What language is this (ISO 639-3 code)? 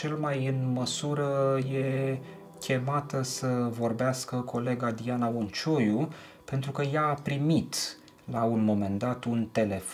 ron